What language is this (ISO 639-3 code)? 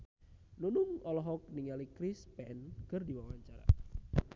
sun